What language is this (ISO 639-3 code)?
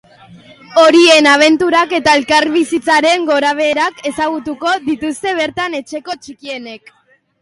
eus